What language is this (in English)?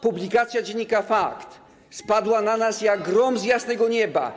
Polish